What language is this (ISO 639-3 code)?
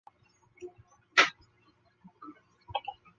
zho